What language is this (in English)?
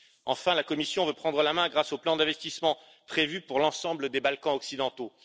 French